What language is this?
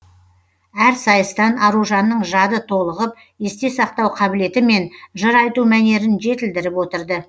Kazakh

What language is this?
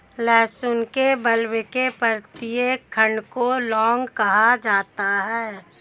Hindi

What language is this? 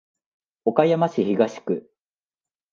Japanese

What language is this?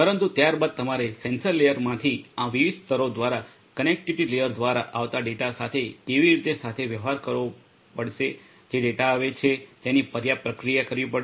Gujarati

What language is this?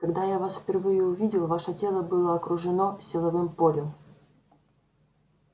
Russian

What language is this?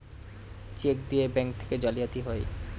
Bangla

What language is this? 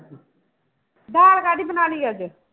Punjabi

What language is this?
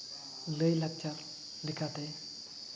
Santali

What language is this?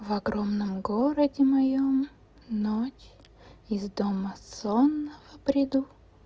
Russian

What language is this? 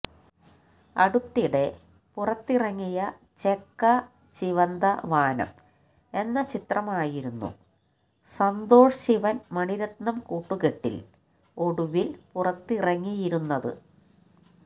Malayalam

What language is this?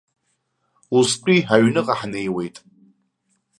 Abkhazian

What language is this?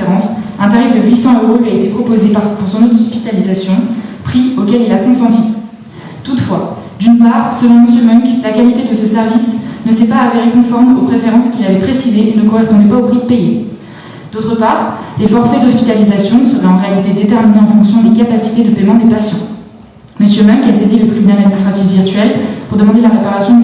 French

